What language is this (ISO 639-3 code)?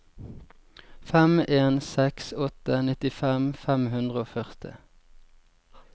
nor